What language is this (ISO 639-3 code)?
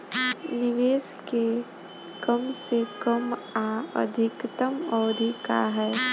bho